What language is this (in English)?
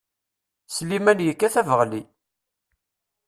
Kabyle